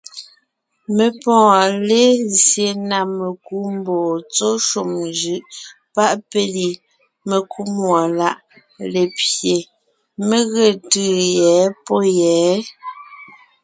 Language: Ngiemboon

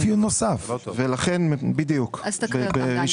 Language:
Hebrew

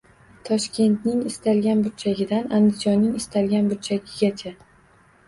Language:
Uzbek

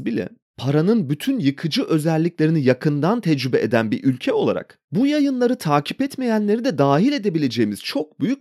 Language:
Turkish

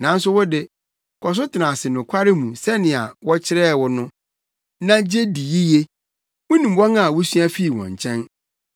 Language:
Akan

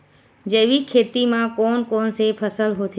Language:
Chhattisgarhi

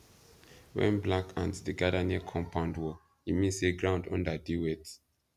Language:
Nigerian Pidgin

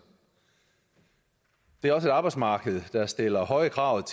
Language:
Danish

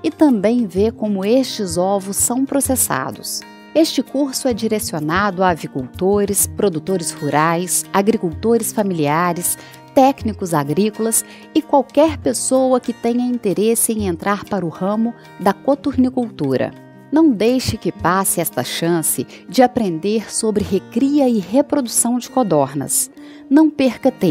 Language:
Portuguese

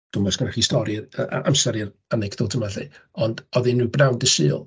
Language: Welsh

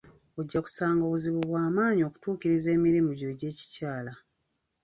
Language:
Ganda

